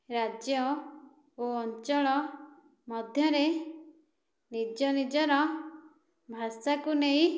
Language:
Odia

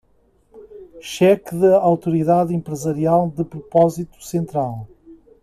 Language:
Portuguese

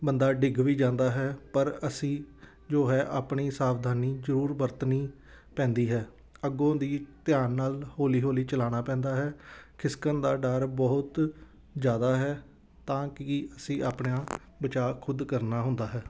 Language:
Punjabi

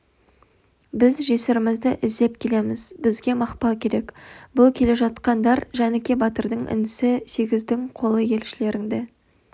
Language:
Kazakh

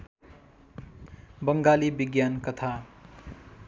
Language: Nepali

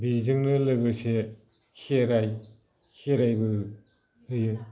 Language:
Bodo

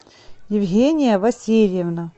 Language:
Russian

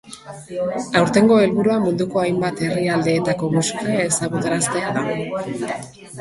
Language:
Basque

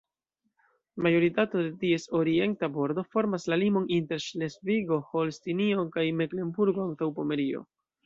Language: Esperanto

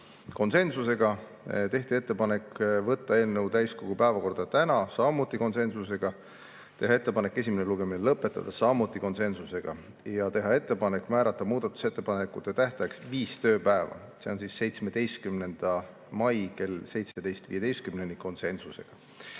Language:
Estonian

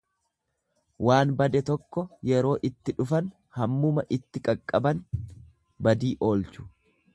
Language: Oromo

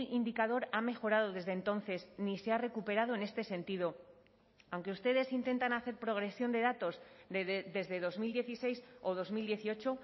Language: Spanish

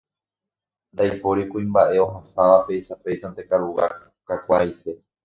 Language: Guarani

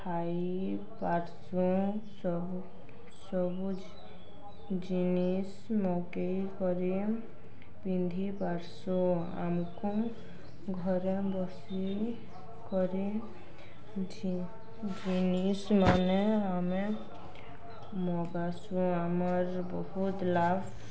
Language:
Odia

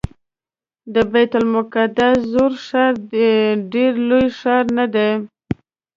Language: Pashto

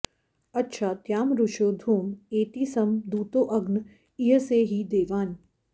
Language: Sanskrit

